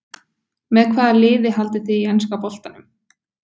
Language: Icelandic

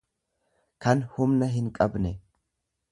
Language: Oromo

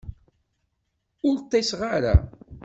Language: Kabyle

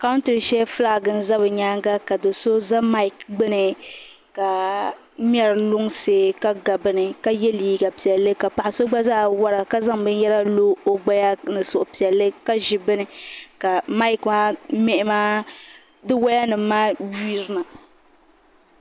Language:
Dagbani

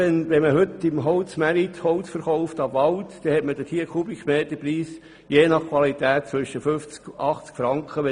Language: Swiss German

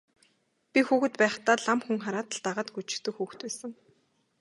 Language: Mongolian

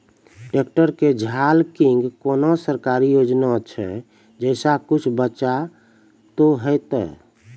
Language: Maithili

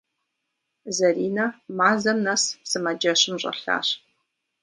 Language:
Kabardian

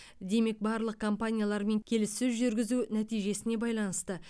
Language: Kazakh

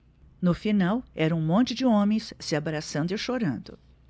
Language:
Portuguese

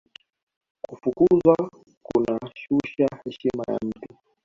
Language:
Swahili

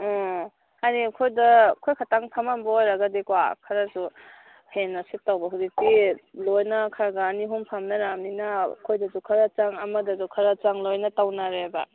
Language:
Manipuri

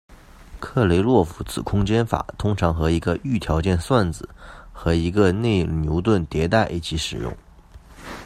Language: Chinese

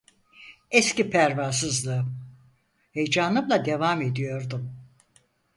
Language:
Turkish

